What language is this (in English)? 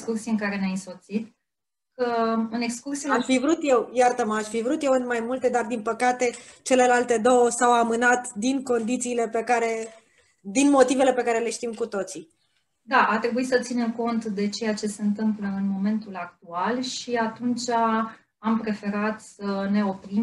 Romanian